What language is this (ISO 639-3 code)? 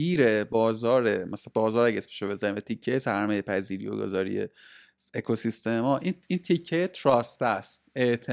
fas